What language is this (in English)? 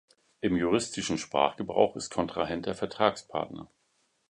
German